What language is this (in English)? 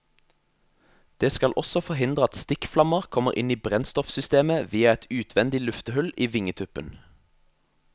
Norwegian